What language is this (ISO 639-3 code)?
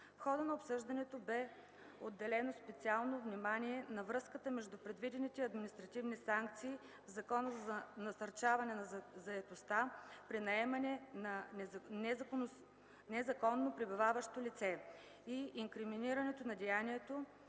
bul